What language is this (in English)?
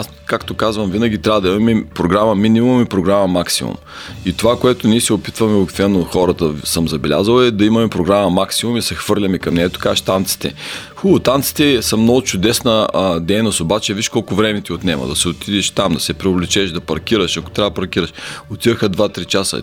Bulgarian